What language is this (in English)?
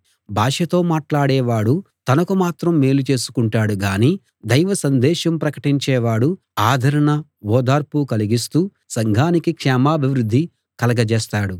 Telugu